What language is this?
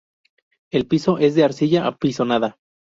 Spanish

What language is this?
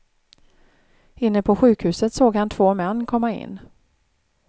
Swedish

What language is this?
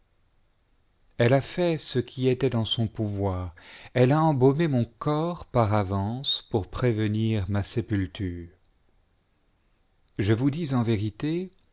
French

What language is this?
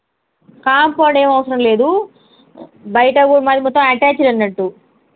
Telugu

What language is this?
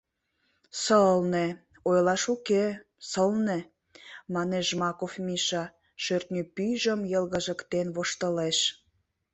Mari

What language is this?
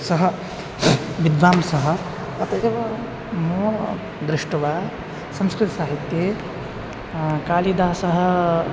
Sanskrit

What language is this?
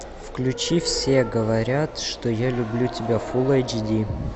Russian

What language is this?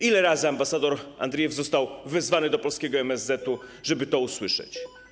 Polish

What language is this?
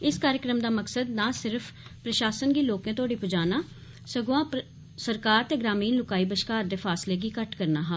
Dogri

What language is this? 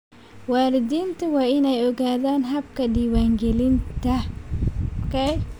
Somali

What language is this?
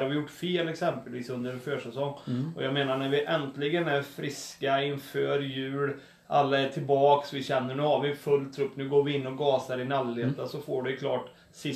Swedish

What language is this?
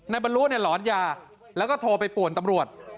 Thai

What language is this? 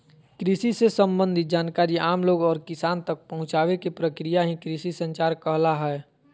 Magahi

